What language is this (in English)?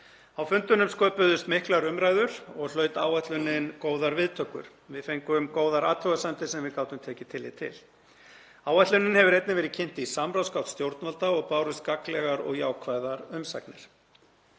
Icelandic